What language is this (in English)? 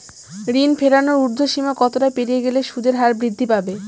Bangla